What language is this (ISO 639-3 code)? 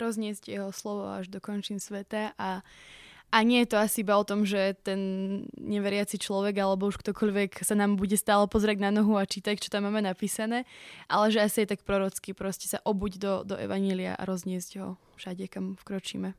slk